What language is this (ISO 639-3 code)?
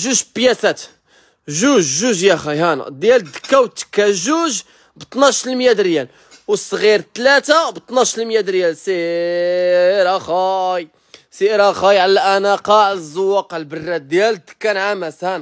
ara